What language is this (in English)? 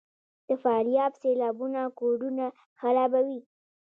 Pashto